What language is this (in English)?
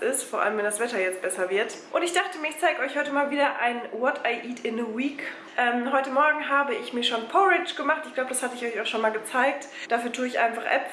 German